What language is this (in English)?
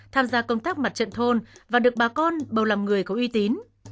Vietnamese